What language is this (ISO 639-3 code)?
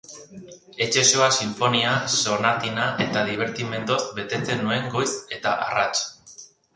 eus